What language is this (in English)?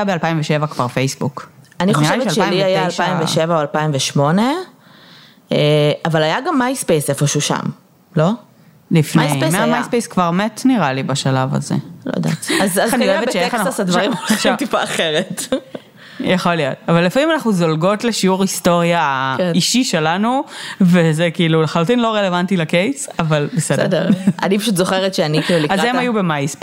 Hebrew